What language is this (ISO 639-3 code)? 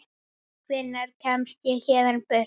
isl